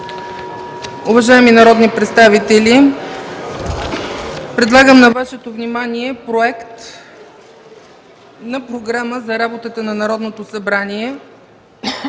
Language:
Bulgarian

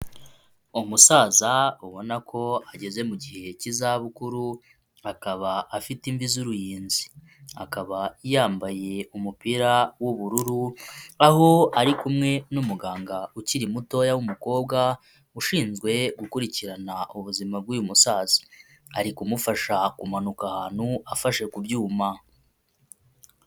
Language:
Kinyarwanda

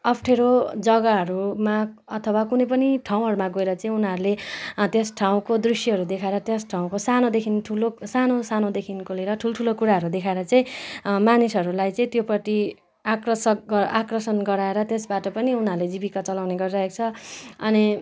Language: Nepali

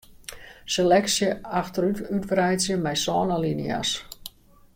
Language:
Western Frisian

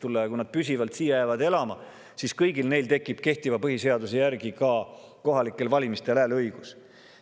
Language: Estonian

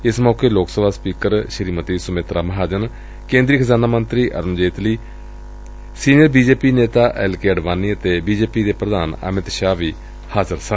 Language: Punjabi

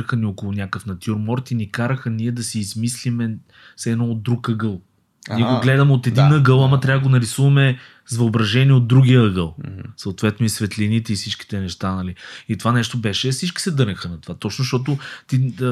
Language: Bulgarian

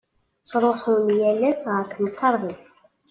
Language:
Kabyle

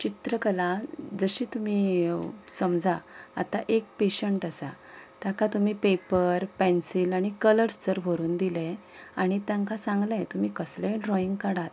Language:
Konkani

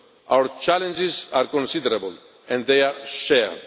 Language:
English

